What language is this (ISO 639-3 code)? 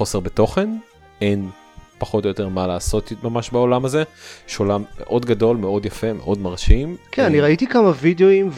heb